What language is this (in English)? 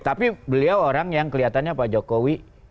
Indonesian